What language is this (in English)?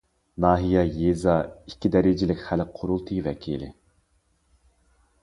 Uyghur